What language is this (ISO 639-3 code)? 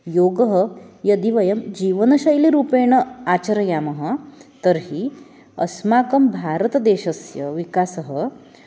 san